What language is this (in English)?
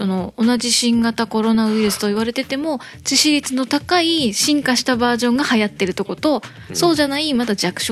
Japanese